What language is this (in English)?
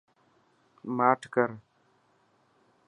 Dhatki